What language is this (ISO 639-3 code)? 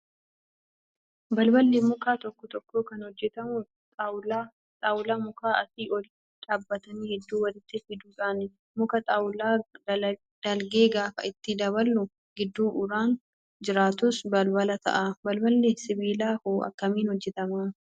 orm